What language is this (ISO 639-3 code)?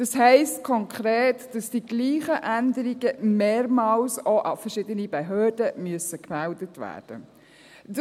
gsw